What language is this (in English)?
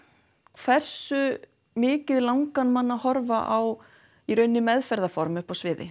Icelandic